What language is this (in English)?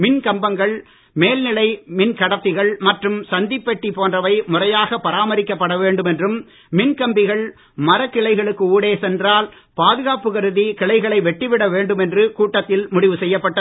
Tamil